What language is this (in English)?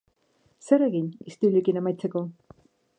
Basque